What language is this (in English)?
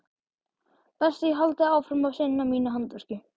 Icelandic